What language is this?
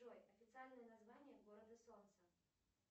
Russian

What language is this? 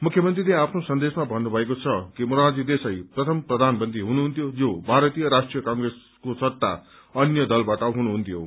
Nepali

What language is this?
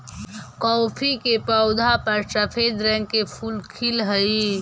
Magahi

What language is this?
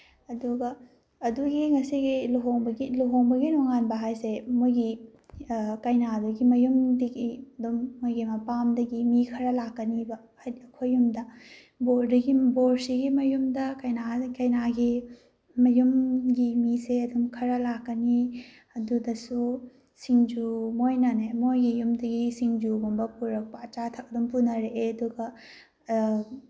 Manipuri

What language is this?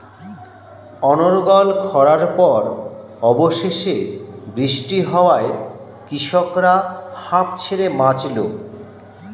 Bangla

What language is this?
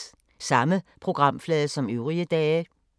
Danish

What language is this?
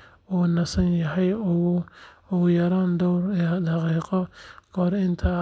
Somali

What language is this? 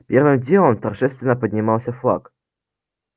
Russian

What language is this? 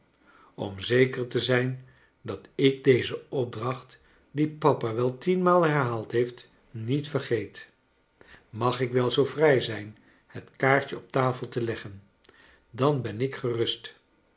Dutch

